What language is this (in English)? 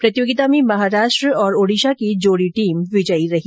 Hindi